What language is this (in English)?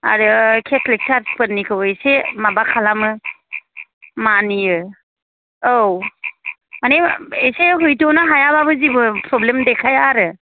Bodo